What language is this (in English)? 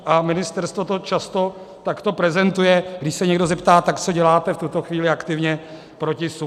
Czech